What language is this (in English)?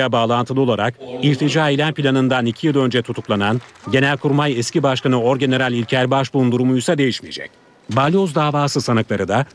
Turkish